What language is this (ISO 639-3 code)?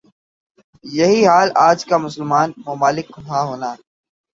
urd